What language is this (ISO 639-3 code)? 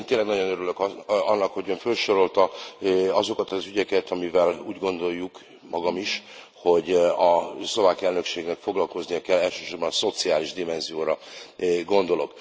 hun